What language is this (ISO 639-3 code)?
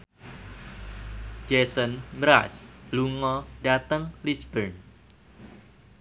jav